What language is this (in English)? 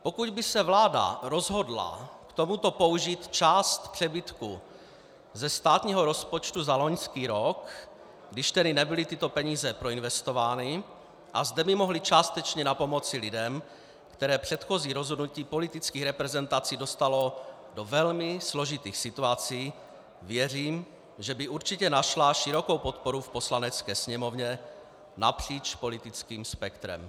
Czech